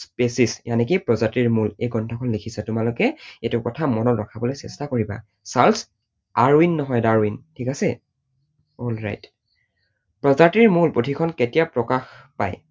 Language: Assamese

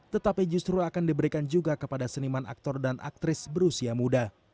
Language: Indonesian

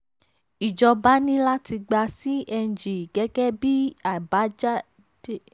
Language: Yoruba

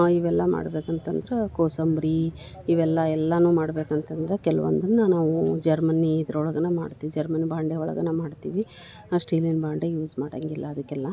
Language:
Kannada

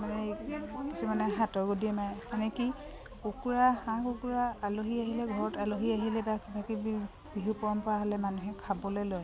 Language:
Assamese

